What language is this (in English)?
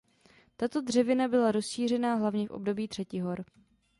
Czech